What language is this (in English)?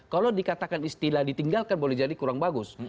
Indonesian